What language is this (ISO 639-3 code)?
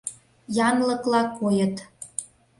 chm